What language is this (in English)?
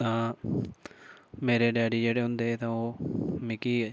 Dogri